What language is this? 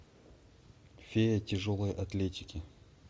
Russian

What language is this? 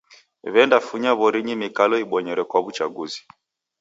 Taita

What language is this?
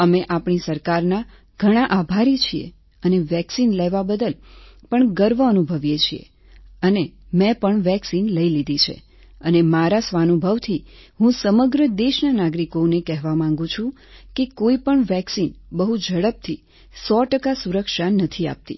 Gujarati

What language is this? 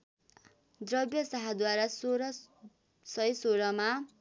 Nepali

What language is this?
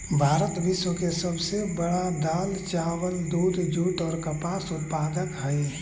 Magahi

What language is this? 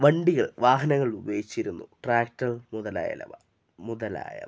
Malayalam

